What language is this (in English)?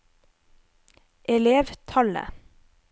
Norwegian